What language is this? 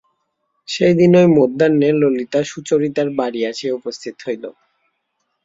Bangla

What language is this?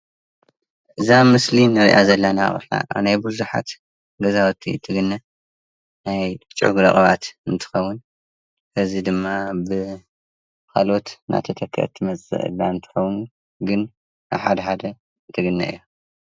Tigrinya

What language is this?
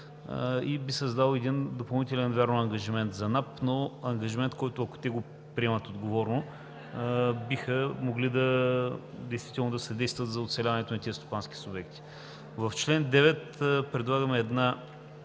Bulgarian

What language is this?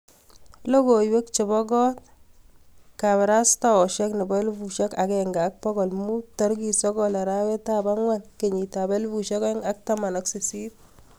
Kalenjin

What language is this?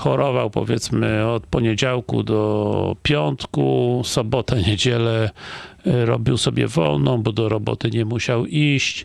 Polish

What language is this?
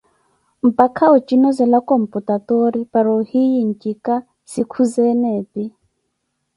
Koti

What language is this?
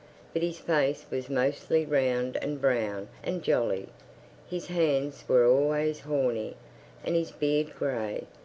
English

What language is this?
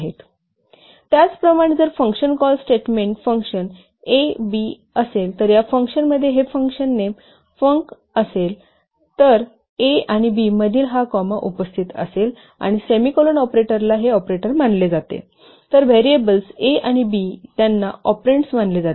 Marathi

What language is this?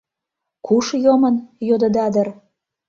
Mari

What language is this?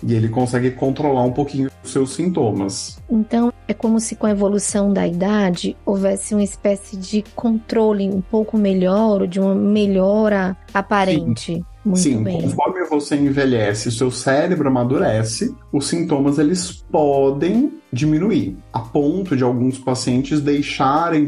Portuguese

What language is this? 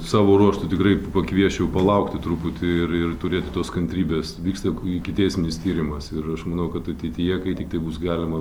Lithuanian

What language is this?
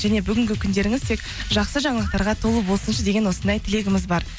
Kazakh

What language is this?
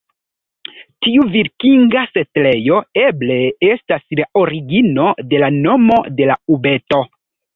Esperanto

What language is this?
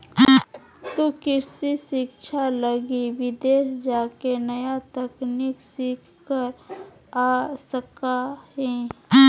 Magahi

